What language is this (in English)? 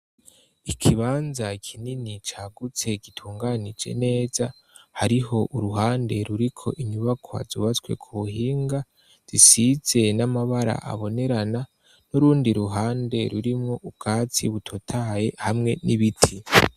Rundi